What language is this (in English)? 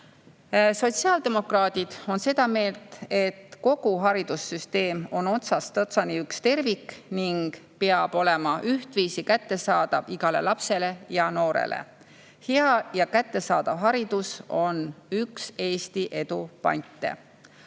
Estonian